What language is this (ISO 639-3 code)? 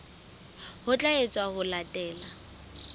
sot